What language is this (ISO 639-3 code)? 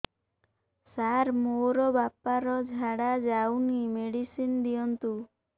ori